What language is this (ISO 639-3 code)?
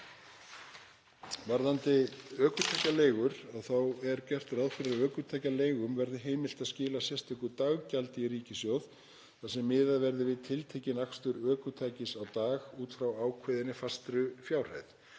isl